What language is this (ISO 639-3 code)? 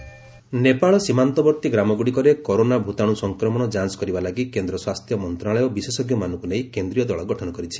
ori